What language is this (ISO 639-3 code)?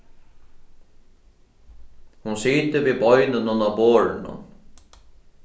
fao